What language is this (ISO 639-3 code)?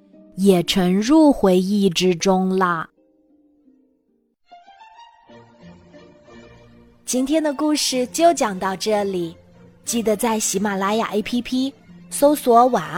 zho